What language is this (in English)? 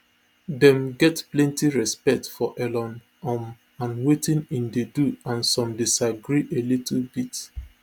Nigerian Pidgin